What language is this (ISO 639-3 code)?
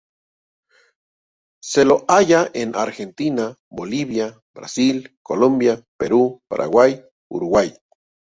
spa